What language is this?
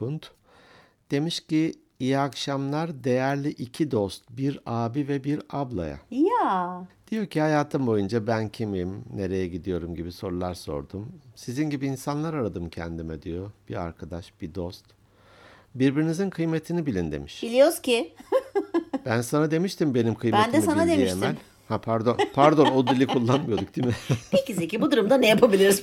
Turkish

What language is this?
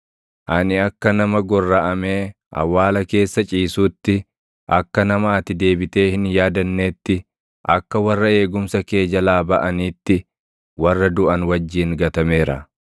Oromo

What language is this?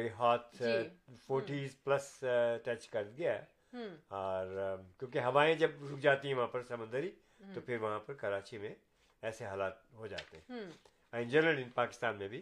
Urdu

